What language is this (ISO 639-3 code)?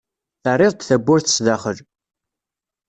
kab